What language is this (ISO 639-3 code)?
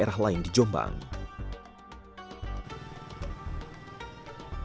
ind